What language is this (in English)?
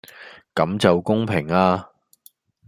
Cantonese